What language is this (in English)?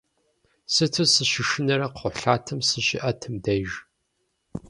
Kabardian